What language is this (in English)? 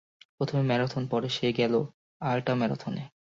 Bangla